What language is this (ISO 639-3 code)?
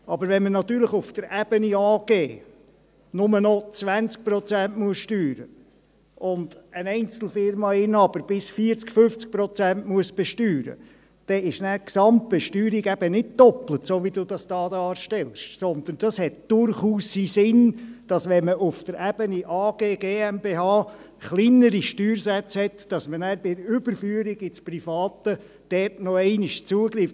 gsw